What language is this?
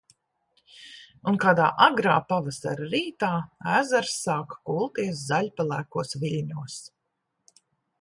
Latvian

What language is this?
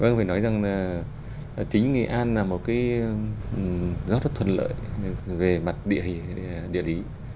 Vietnamese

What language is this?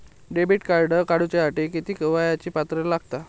Marathi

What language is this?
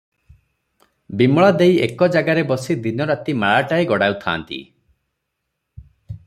Odia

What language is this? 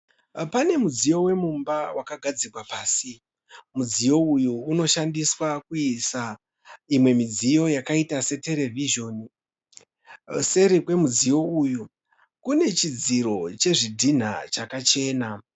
Shona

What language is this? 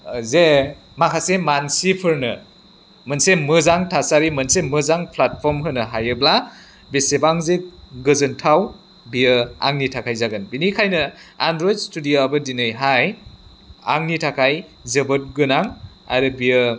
Bodo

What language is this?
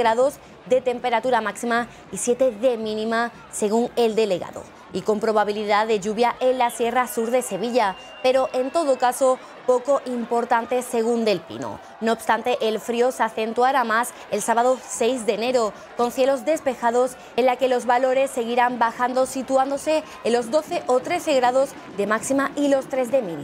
Spanish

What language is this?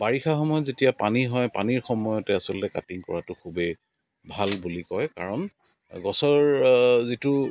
Assamese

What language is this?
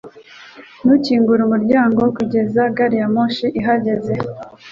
Kinyarwanda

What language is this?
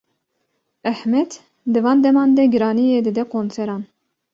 Kurdish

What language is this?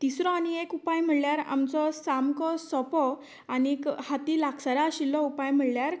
Konkani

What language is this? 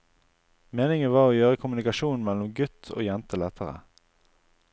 Norwegian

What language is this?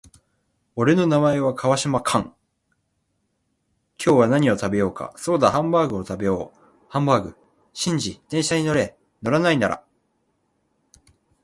Japanese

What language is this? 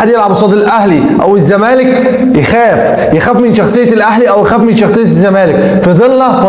Arabic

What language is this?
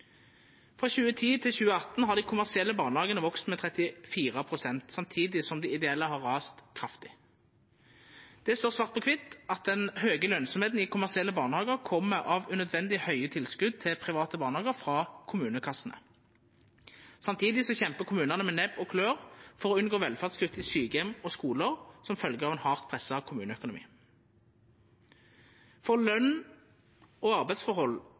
Norwegian Nynorsk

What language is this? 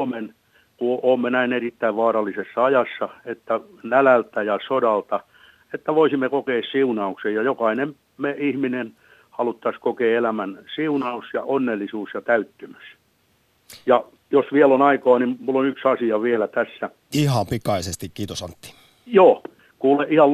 Finnish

